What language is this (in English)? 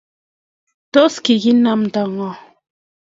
Kalenjin